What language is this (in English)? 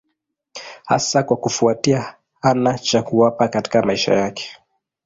Swahili